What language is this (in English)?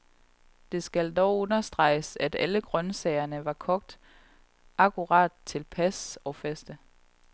Danish